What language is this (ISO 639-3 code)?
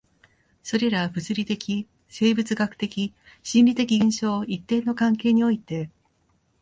jpn